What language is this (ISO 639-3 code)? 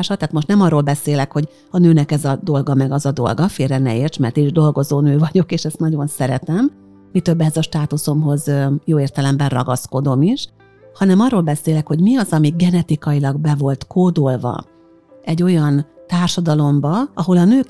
hun